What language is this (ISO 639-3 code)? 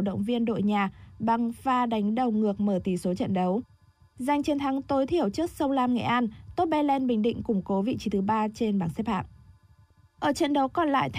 vie